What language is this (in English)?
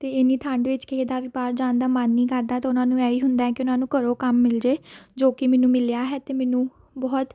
Punjabi